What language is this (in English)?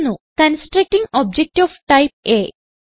Malayalam